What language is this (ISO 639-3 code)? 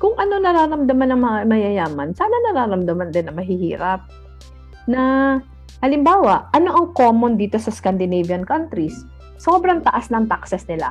fil